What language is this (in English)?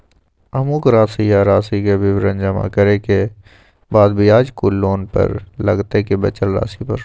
Maithili